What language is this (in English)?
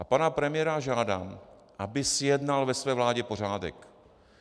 Czech